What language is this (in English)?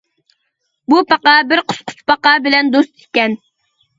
Uyghur